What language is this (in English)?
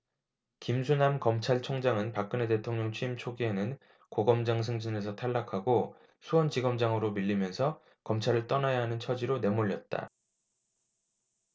Korean